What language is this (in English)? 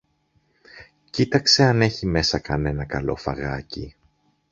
Greek